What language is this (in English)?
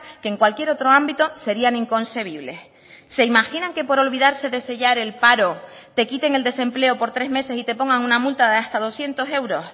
Spanish